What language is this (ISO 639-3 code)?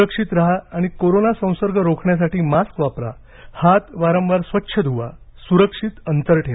mar